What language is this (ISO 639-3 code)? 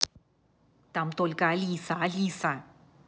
rus